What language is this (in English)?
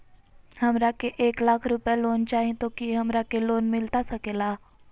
Magahi